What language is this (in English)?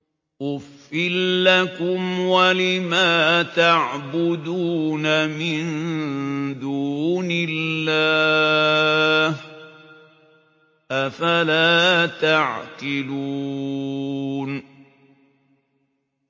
Arabic